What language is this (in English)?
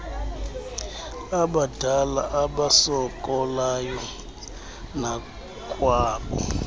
Xhosa